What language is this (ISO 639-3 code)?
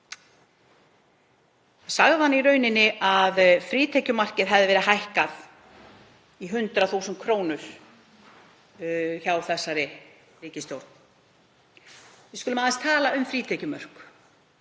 isl